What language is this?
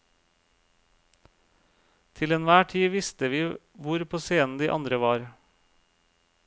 Norwegian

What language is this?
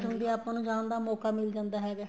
Punjabi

